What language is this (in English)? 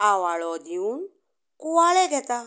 Konkani